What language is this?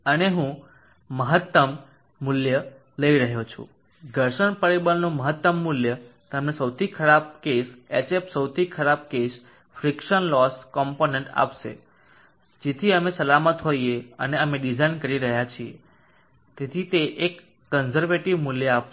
Gujarati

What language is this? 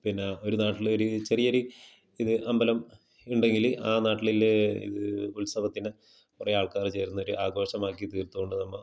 Malayalam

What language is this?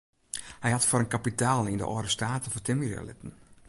Western Frisian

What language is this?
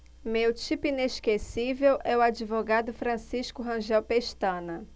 Portuguese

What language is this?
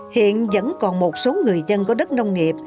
Vietnamese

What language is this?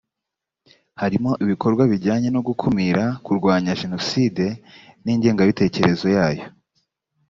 Kinyarwanda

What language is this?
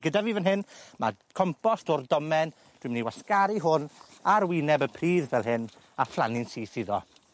Welsh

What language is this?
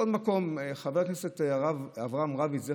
Hebrew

